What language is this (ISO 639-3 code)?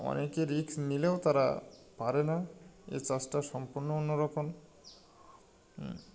ben